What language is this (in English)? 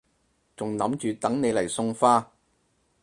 Cantonese